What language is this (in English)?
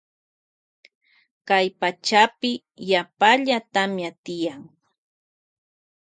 Loja Highland Quichua